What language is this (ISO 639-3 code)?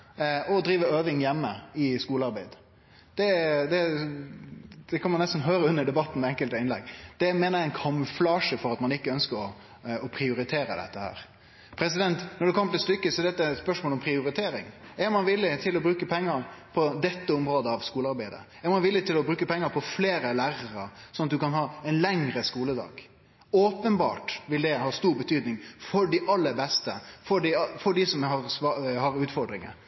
nno